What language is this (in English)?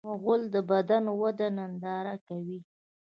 Pashto